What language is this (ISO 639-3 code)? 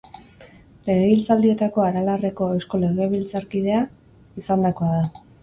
eus